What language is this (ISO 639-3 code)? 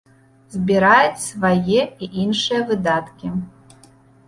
bel